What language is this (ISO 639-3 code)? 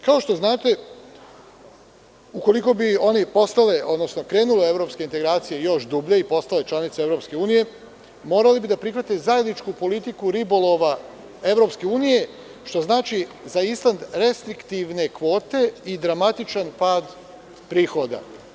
srp